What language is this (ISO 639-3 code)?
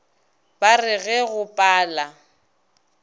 nso